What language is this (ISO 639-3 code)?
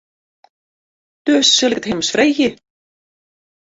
fry